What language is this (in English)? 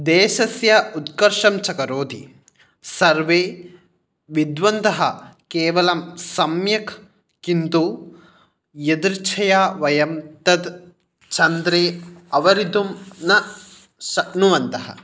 Sanskrit